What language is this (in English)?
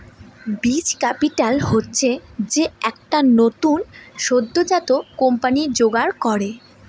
Bangla